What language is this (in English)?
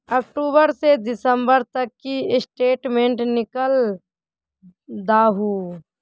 Magahi